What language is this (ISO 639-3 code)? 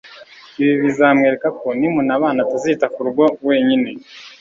kin